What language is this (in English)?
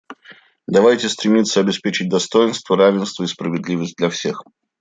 Russian